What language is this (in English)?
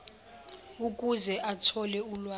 Zulu